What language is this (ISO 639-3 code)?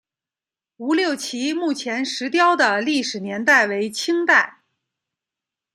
zho